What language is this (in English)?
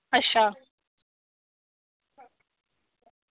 Dogri